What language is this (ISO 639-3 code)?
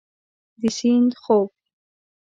pus